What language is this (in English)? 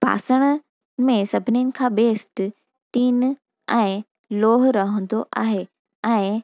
Sindhi